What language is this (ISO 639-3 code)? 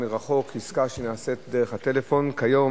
heb